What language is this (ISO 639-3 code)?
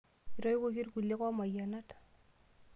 mas